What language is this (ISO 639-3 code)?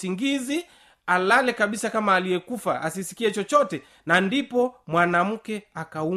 swa